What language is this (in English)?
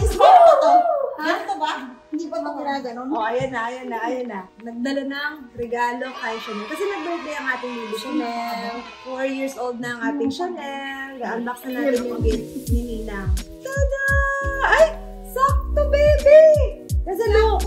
Filipino